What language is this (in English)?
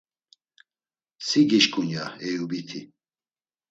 Laz